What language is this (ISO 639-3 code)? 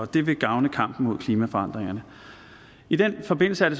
dan